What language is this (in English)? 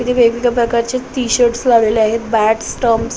Marathi